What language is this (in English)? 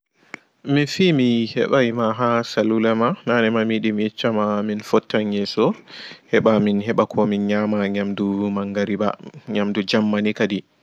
Fula